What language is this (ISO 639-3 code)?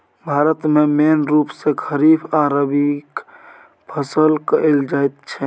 mai